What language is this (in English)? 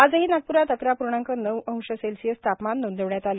Marathi